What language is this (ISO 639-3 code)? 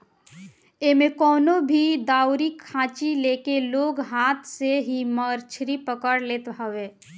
bho